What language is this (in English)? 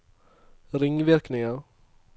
Norwegian